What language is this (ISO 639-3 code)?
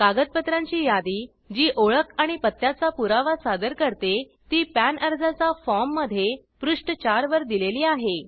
mar